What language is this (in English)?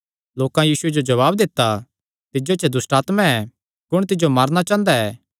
Kangri